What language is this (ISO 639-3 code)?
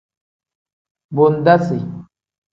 kdh